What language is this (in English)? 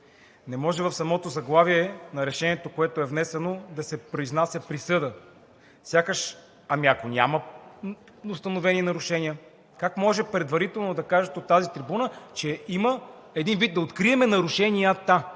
Bulgarian